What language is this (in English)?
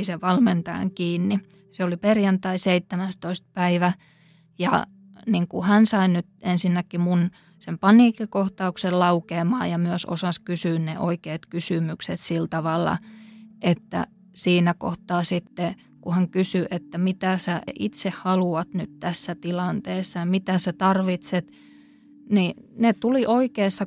Finnish